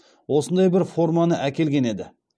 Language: Kazakh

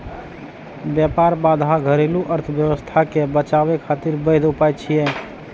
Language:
Maithili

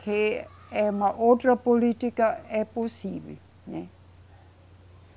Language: Portuguese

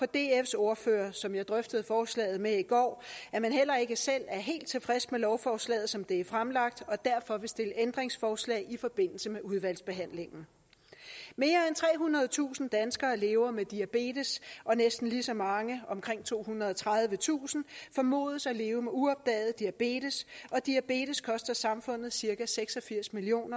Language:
Danish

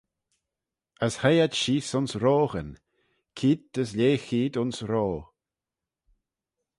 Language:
Manx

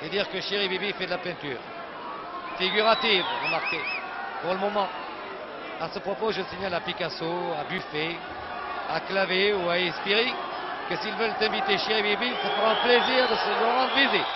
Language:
French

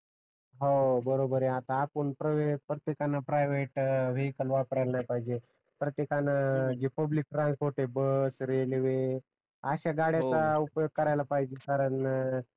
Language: Marathi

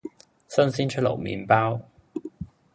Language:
Cantonese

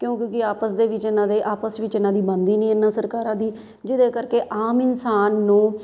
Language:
Punjabi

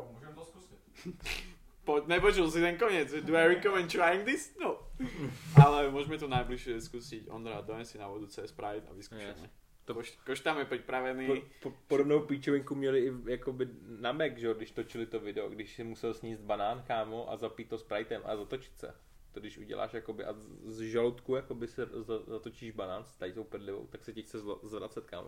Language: Czech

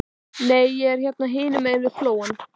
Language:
Icelandic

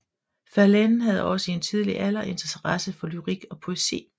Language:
Danish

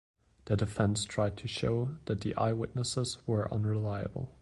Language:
English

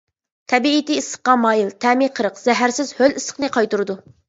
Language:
Uyghur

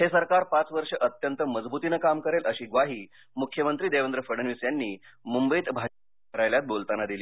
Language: Marathi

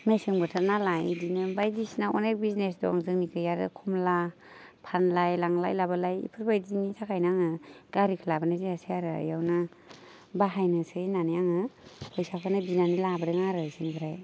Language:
Bodo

